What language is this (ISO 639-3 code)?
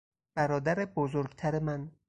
fas